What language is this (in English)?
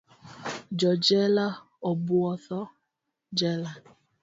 Luo (Kenya and Tanzania)